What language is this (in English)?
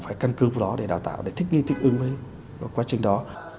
Vietnamese